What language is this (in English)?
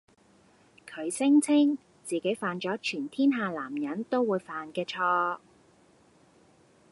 Cantonese